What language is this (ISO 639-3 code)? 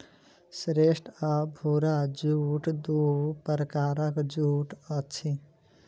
mai